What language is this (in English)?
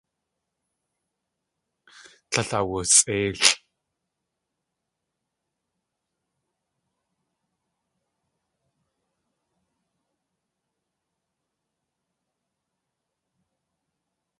Tlingit